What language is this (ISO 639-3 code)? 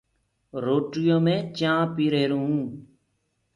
ggg